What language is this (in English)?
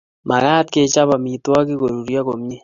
Kalenjin